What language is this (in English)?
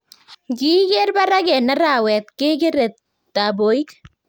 Kalenjin